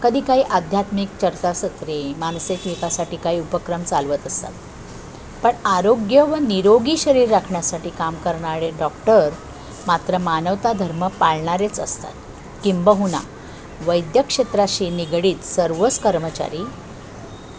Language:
Marathi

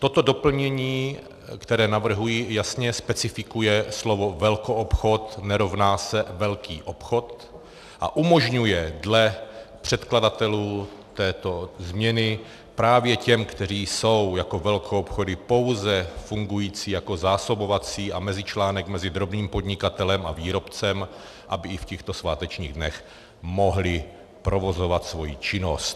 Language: Czech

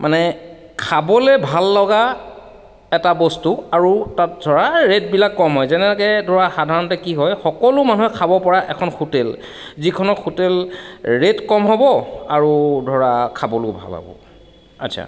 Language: Assamese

